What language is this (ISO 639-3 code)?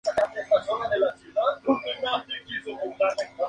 spa